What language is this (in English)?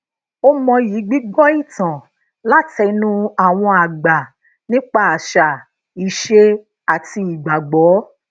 Yoruba